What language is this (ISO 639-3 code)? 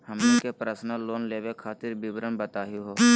mag